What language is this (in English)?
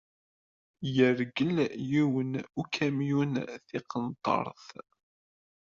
Kabyle